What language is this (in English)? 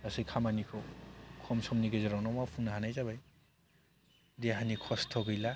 Bodo